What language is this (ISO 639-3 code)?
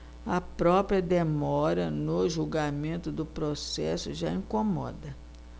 por